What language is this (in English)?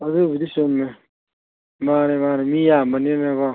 Manipuri